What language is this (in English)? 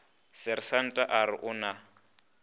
Northern Sotho